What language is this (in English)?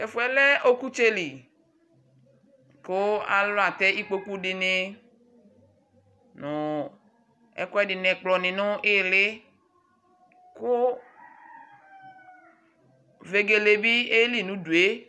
Ikposo